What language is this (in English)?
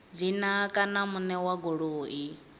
Venda